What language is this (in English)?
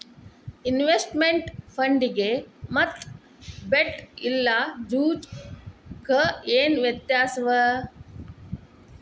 Kannada